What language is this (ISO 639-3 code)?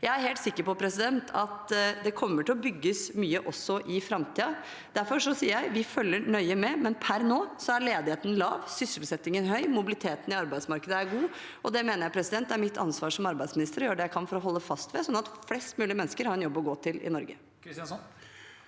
nor